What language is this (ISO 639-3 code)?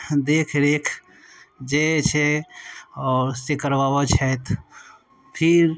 mai